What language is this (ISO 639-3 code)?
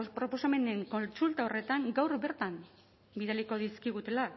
eus